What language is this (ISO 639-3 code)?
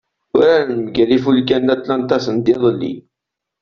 kab